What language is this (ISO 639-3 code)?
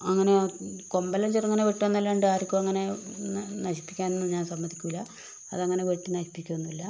mal